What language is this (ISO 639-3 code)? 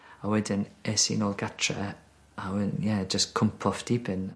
cym